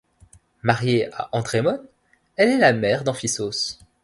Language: French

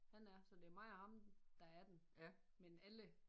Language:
Danish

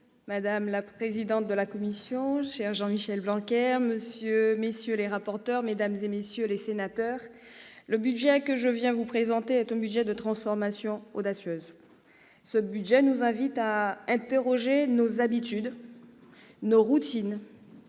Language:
French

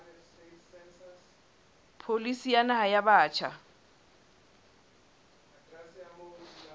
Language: Southern Sotho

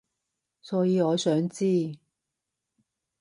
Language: Cantonese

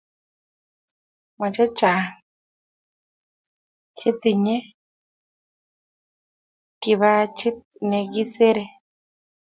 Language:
Kalenjin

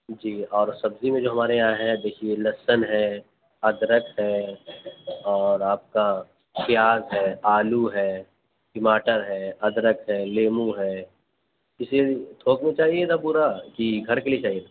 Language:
Urdu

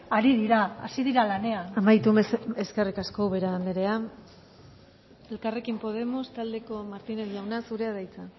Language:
Basque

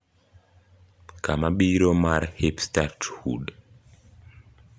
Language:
Luo (Kenya and Tanzania)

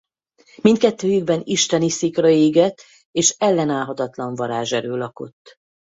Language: Hungarian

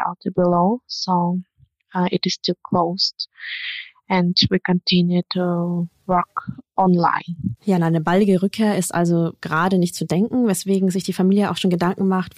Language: German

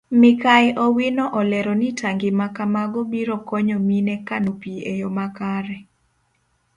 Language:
Luo (Kenya and Tanzania)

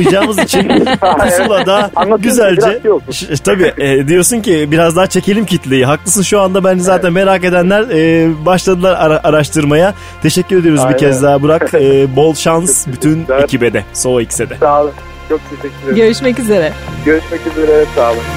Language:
Turkish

